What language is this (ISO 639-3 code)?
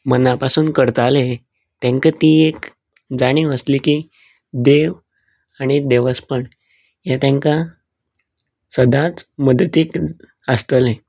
kok